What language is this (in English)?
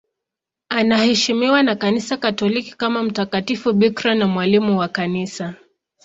Swahili